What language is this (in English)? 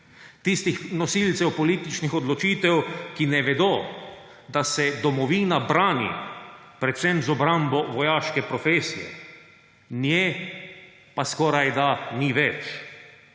Slovenian